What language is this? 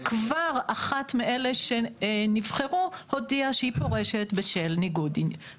Hebrew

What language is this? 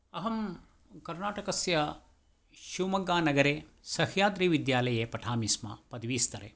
Sanskrit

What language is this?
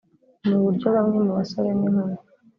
Kinyarwanda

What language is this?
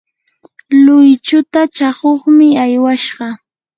Yanahuanca Pasco Quechua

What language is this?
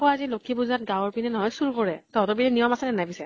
Assamese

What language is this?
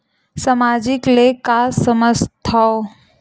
Chhattisgarhi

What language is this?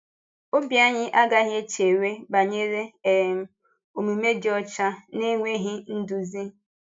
Igbo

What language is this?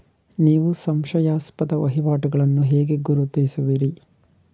Kannada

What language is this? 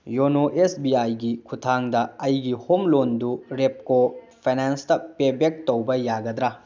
Manipuri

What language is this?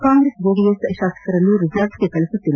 Kannada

